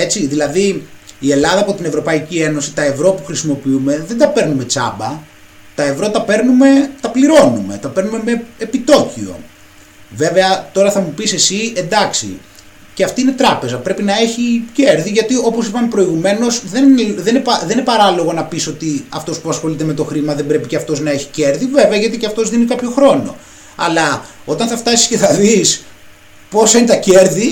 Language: Greek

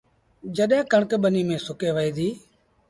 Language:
Sindhi Bhil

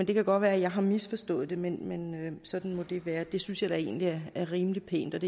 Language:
Danish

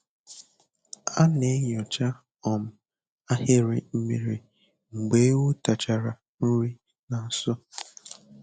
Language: Igbo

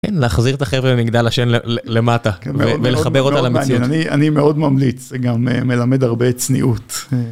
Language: Hebrew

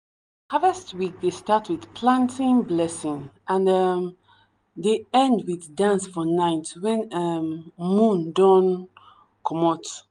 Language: Nigerian Pidgin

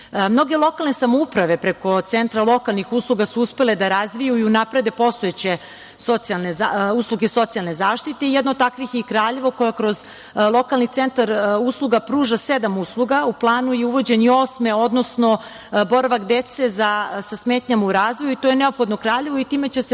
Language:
Serbian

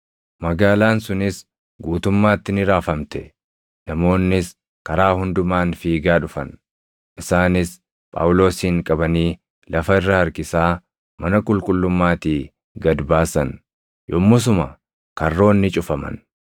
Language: Oromo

